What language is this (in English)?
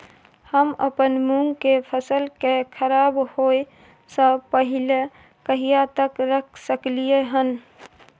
Maithili